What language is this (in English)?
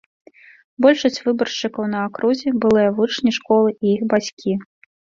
Belarusian